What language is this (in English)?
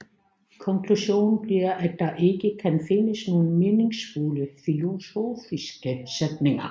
Danish